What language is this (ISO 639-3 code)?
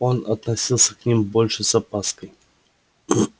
rus